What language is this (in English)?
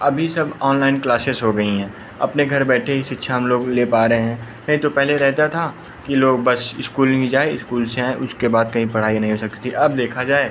Hindi